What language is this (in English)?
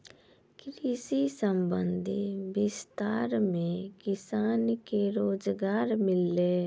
Maithili